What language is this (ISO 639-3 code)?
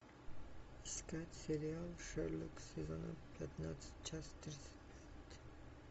rus